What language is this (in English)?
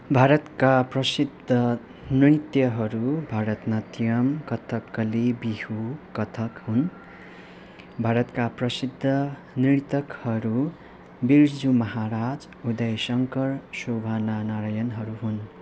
Nepali